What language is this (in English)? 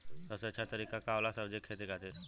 Bhojpuri